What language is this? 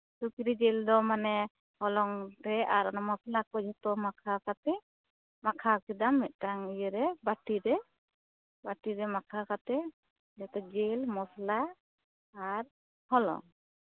Santali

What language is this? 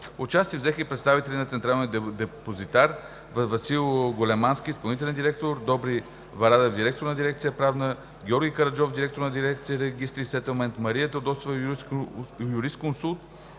Bulgarian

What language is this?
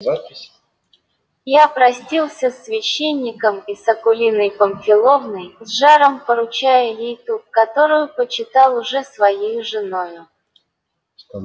Russian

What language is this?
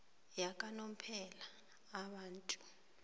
South Ndebele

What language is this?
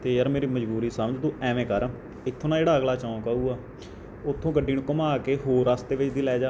Punjabi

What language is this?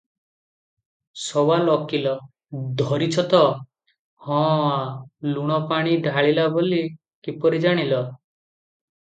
Odia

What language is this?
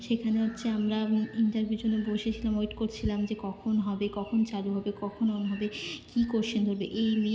Bangla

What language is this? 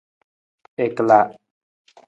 Nawdm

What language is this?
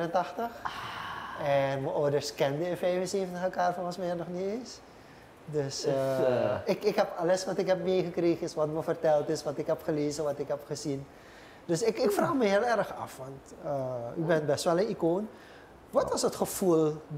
Dutch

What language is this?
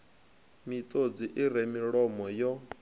Venda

